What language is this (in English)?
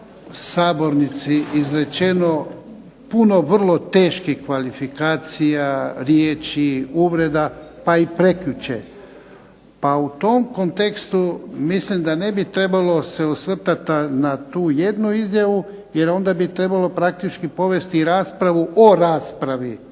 Croatian